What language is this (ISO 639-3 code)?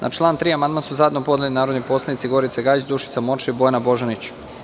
srp